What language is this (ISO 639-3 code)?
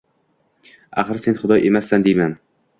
uzb